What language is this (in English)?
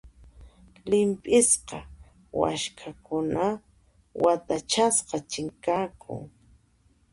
Puno Quechua